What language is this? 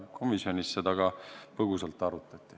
Estonian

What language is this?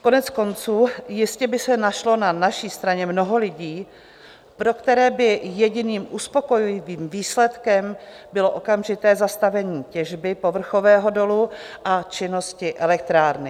Czech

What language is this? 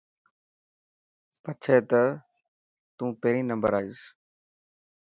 Dhatki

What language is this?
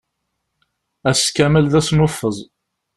Kabyle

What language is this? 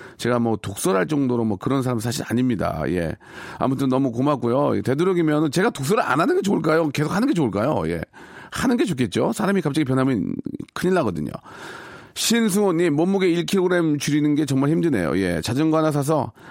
Korean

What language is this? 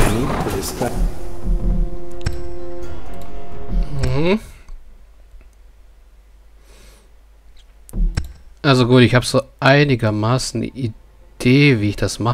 German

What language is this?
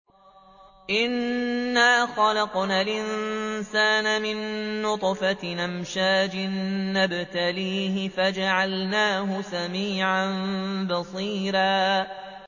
Arabic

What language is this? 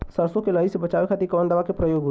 Bhojpuri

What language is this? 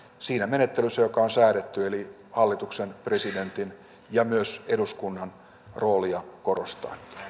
Finnish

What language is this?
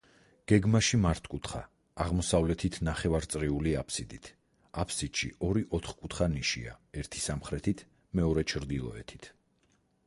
Georgian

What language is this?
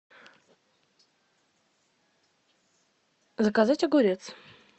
Russian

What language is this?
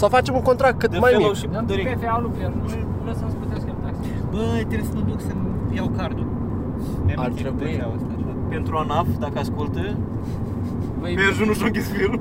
Romanian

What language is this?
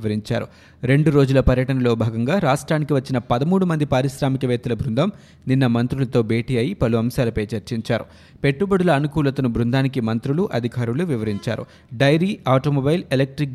Telugu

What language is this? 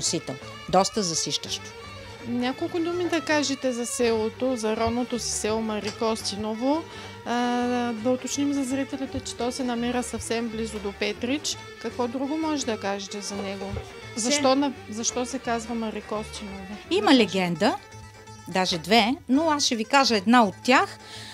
Bulgarian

